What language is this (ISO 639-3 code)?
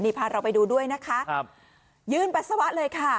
tha